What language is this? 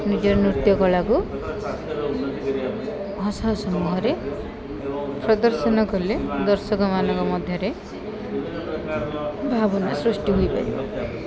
Odia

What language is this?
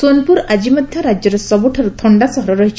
Odia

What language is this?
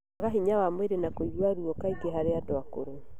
Kikuyu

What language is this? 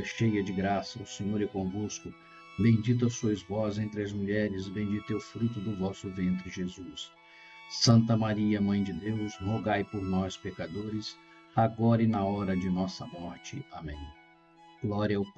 Portuguese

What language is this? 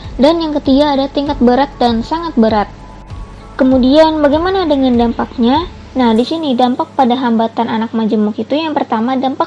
Indonesian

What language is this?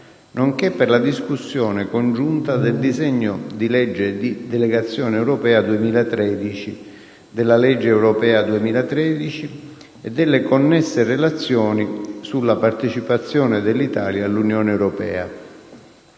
Italian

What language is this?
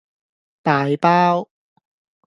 Cantonese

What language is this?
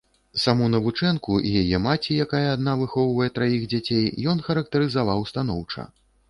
Belarusian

